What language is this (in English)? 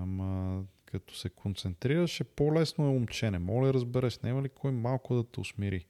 Bulgarian